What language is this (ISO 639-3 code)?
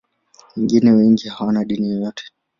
swa